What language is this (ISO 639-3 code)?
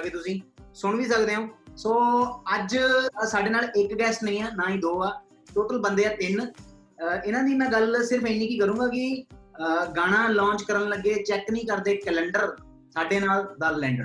pan